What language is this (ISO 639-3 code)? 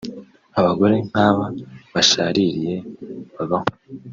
kin